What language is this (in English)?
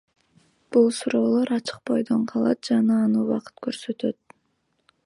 Kyrgyz